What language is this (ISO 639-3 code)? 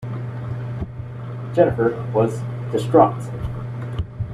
eng